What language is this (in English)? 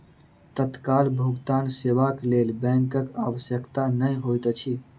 Maithili